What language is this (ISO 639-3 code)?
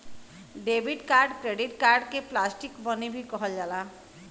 bho